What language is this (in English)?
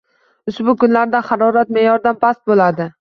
Uzbek